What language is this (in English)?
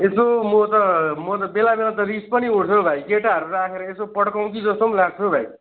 Nepali